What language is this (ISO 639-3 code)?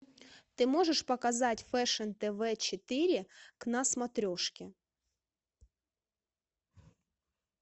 rus